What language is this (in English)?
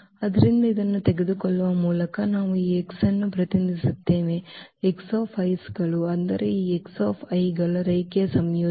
Kannada